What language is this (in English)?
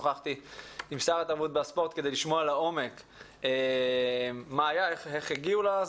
Hebrew